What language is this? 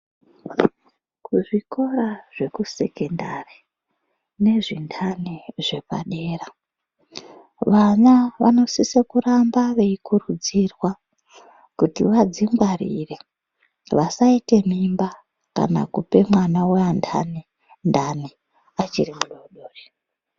Ndau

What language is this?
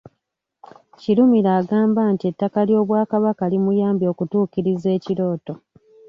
Ganda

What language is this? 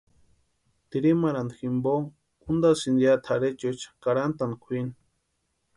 Western Highland Purepecha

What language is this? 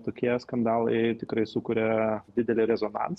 Lithuanian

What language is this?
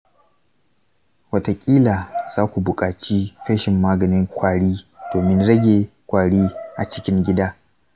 Hausa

